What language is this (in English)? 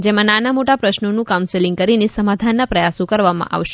Gujarati